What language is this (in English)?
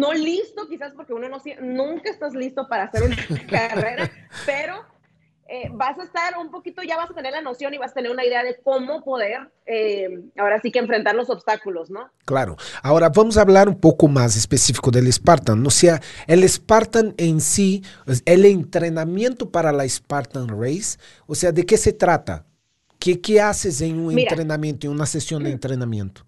Spanish